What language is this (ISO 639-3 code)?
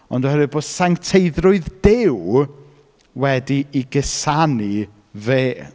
cym